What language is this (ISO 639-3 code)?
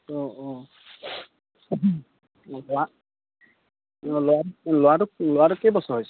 asm